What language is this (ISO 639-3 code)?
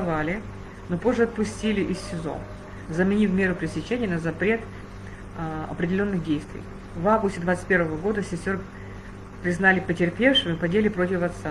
rus